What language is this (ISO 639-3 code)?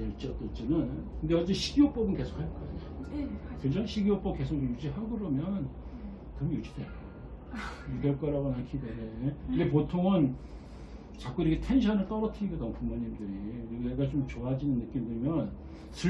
kor